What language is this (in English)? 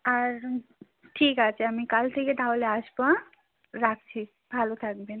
Bangla